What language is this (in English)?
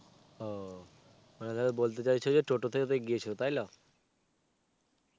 Bangla